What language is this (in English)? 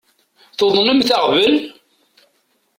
Kabyle